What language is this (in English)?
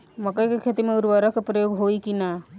Bhojpuri